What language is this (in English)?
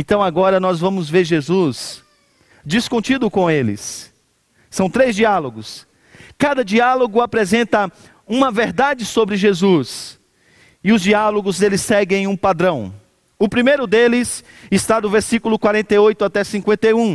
Portuguese